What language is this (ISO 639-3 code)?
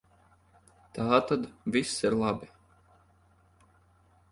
lav